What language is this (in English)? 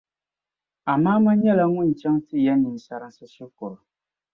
Dagbani